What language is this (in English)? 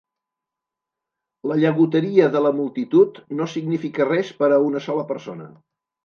Catalan